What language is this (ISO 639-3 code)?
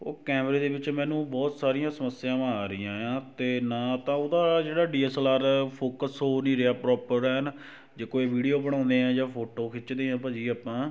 pan